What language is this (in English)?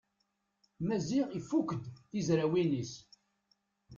Kabyle